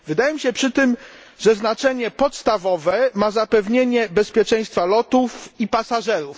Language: Polish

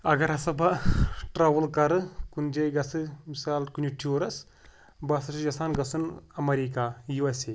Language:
Kashmiri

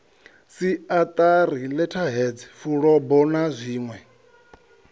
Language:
Venda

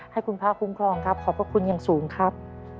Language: Thai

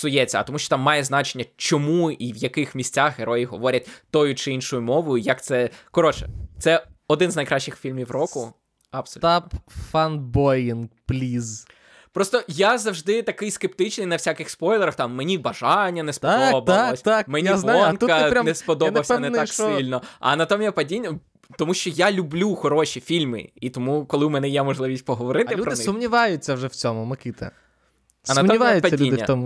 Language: Ukrainian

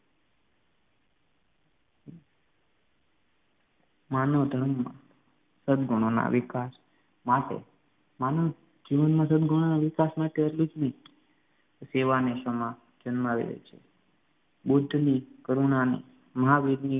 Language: Gujarati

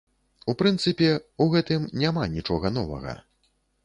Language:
Belarusian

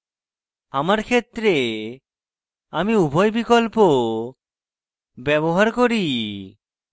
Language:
Bangla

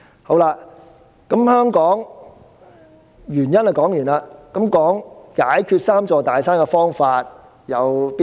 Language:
Cantonese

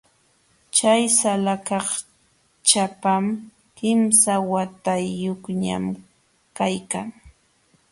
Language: Jauja Wanca Quechua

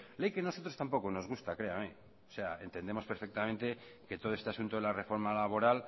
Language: Spanish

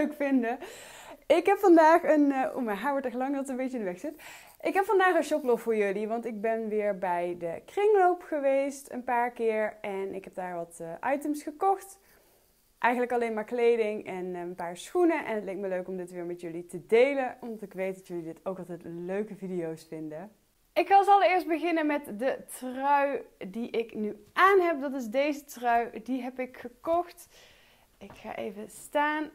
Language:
Dutch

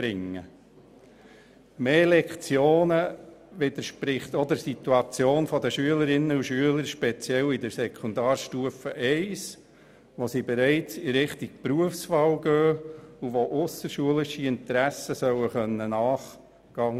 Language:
Swiss German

